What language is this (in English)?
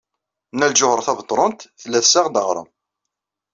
Kabyle